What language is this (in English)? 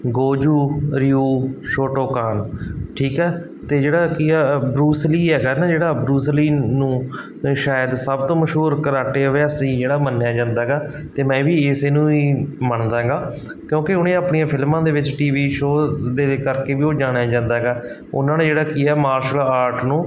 Punjabi